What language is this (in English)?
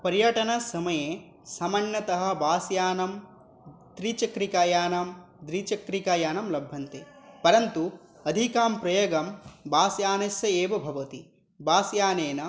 Sanskrit